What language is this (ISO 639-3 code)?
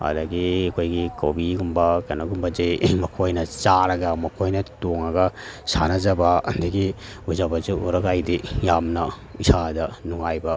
mni